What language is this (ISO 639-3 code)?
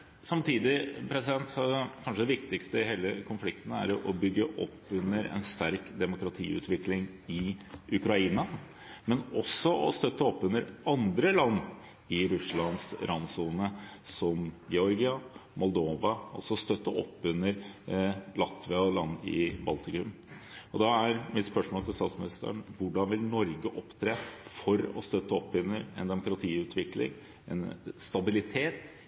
nob